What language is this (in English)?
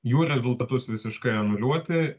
Lithuanian